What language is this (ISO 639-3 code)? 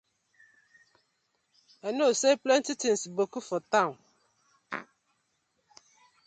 pcm